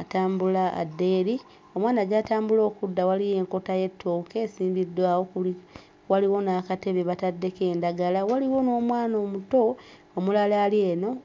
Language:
Ganda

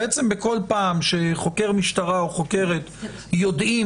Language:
Hebrew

